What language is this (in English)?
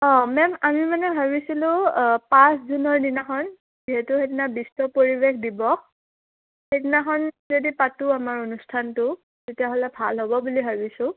Assamese